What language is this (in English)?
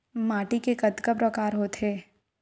Chhattisgarhi